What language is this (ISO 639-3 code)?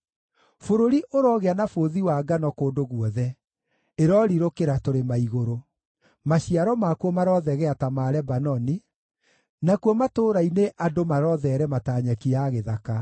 kik